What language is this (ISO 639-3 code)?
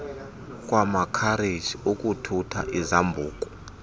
xho